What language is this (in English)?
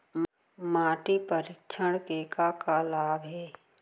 Chhattisgarhi